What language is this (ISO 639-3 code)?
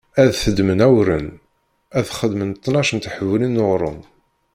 kab